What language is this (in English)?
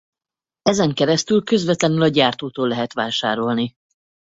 Hungarian